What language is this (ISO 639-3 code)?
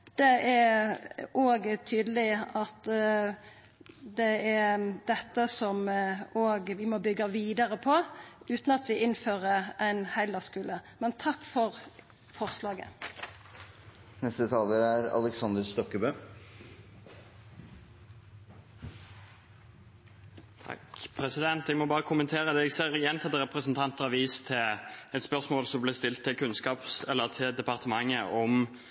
nor